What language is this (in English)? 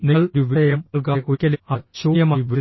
Malayalam